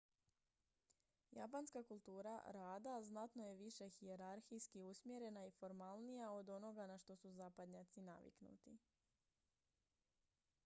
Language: Croatian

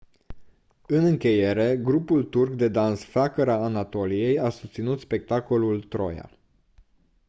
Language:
Romanian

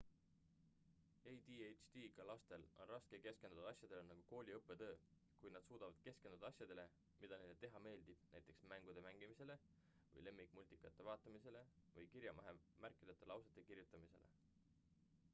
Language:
Estonian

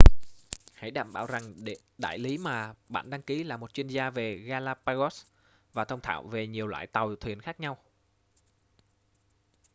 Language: Vietnamese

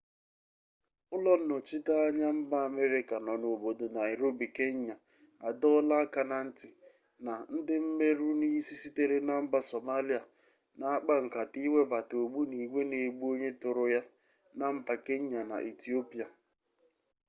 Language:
Igbo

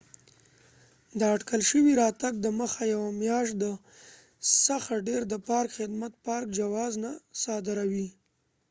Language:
Pashto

